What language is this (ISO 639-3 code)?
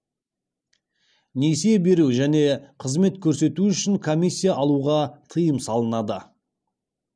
kaz